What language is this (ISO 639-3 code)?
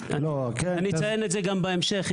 heb